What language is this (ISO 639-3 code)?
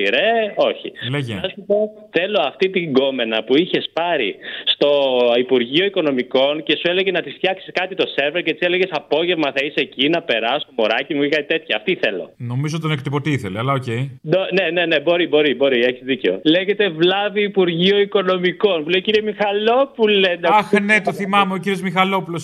ell